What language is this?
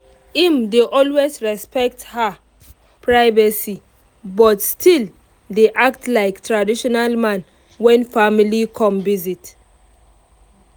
Nigerian Pidgin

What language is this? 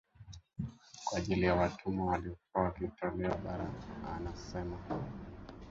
Swahili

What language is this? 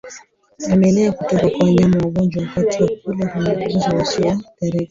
Swahili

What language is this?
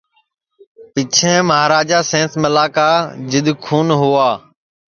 Sansi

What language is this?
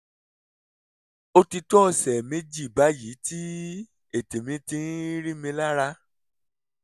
Yoruba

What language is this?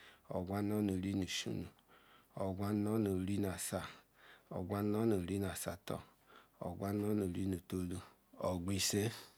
Ikwere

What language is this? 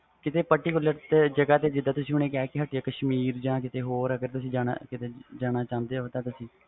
Punjabi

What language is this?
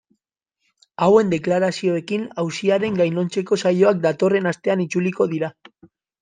Basque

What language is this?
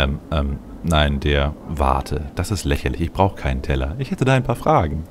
German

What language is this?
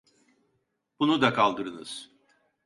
Turkish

